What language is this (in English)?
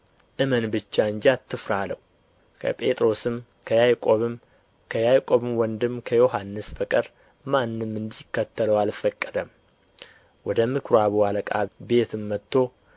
Amharic